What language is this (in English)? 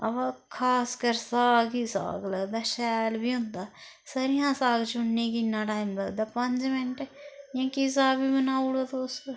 Dogri